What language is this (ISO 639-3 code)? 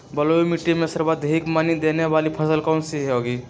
mag